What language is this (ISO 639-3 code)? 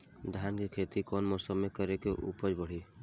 bho